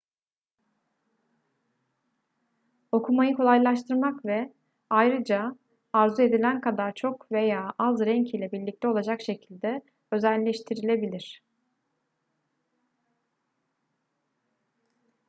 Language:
Turkish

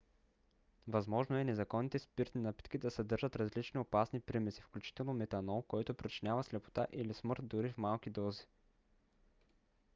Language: Bulgarian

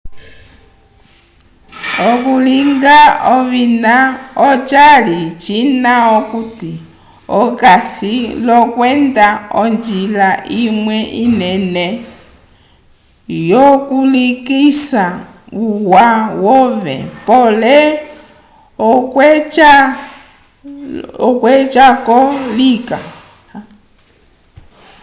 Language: Umbundu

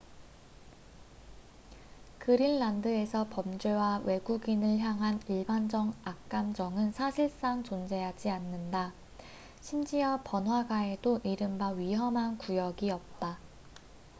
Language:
Korean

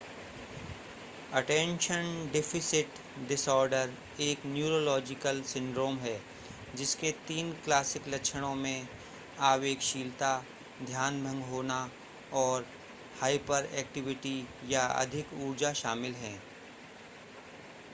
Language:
Hindi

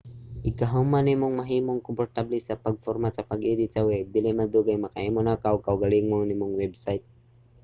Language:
Cebuano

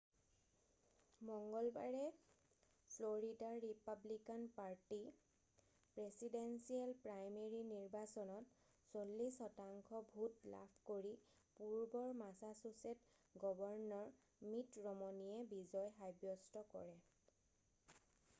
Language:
Assamese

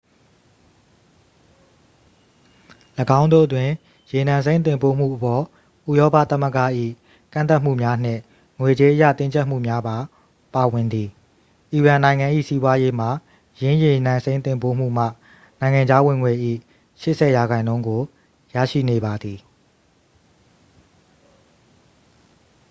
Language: Burmese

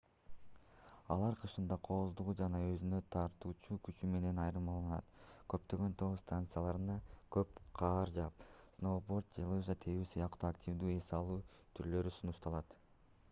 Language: Kyrgyz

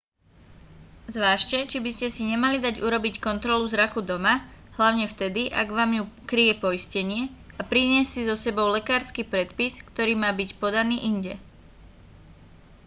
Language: Slovak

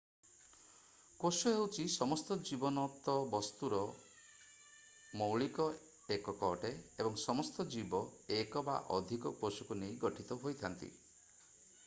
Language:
Odia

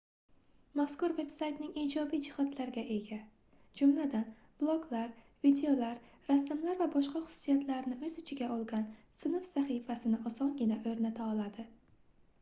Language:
Uzbek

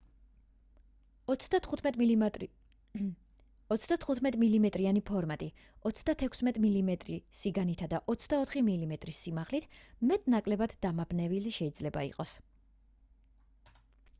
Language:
Georgian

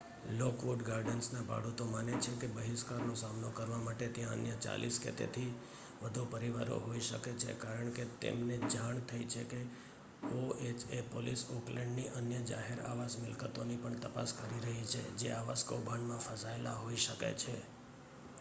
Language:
Gujarati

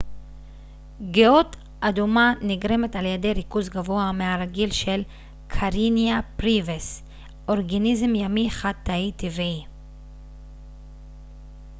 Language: Hebrew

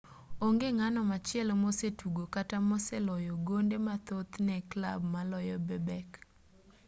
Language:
Luo (Kenya and Tanzania)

